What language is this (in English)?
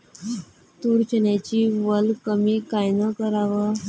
Marathi